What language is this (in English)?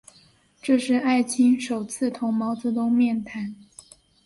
Chinese